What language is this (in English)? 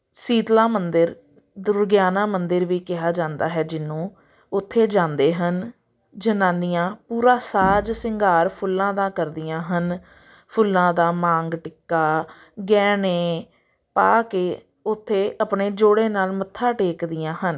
Punjabi